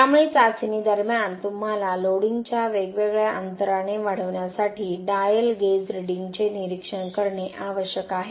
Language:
Marathi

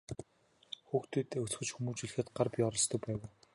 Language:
Mongolian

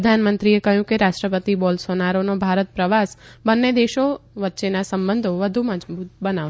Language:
Gujarati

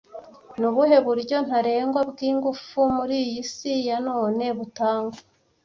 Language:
Kinyarwanda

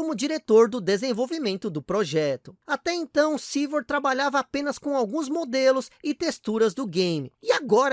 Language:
Portuguese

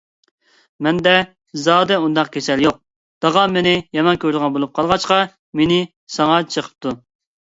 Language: Uyghur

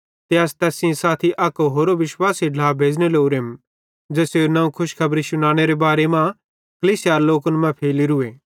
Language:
Bhadrawahi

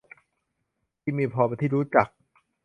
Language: Thai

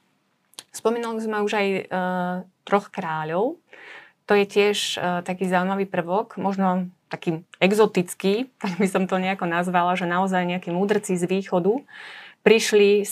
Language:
Slovak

